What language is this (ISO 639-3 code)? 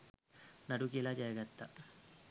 sin